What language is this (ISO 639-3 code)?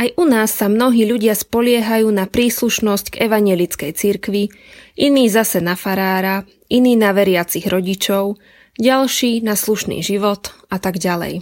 slk